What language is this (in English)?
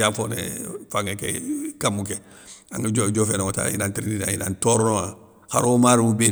Soninke